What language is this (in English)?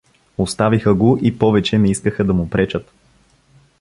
Bulgarian